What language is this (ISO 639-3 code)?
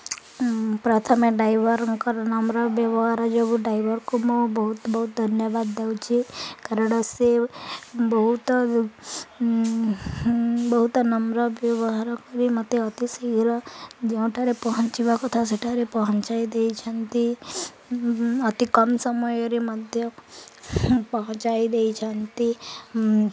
ori